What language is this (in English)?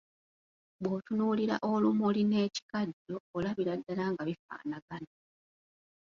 Ganda